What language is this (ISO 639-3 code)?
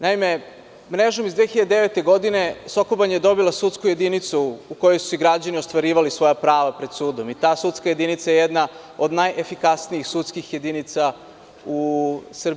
srp